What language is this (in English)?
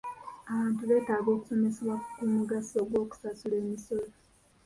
Ganda